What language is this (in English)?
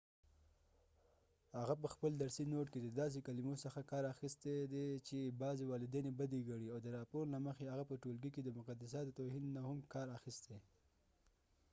Pashto